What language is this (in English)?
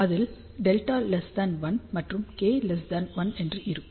Tamil